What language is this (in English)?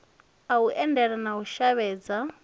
Venda